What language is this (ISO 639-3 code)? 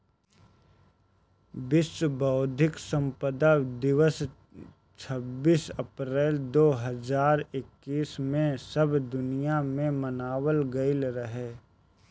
bho